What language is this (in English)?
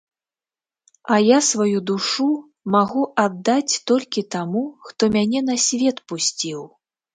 Belarusian